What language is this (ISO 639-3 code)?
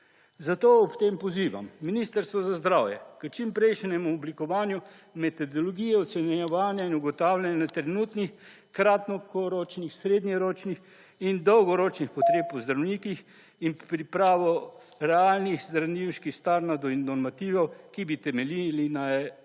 slv